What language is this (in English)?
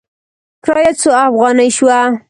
Pashto